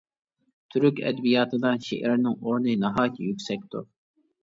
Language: Uyghur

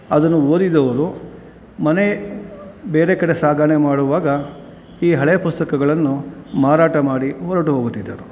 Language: Kannada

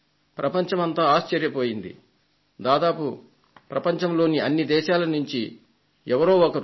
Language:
Telugu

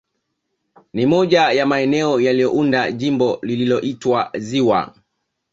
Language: Swahili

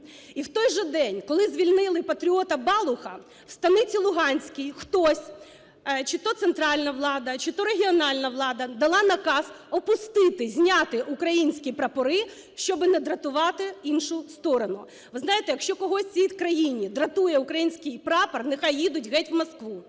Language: Ukrainian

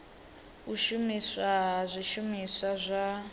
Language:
Venda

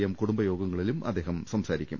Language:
Malayalam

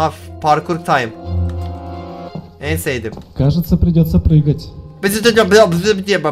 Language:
Turkish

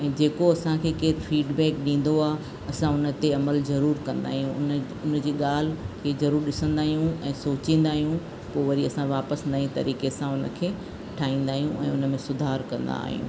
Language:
Sindhi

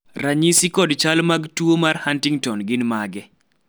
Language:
Luo (Kenya and Tanzania)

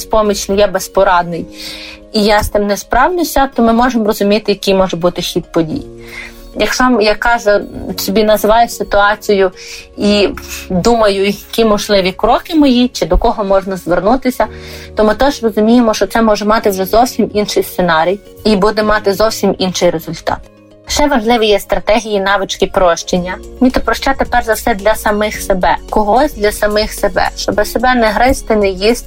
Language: Ukrainian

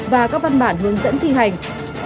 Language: Vietnamese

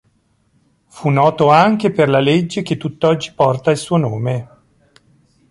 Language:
Italian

